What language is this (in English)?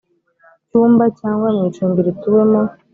Kinyarwanda